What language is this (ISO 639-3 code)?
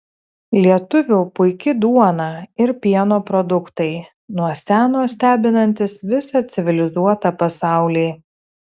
lit